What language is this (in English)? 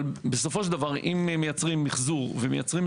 Hebrew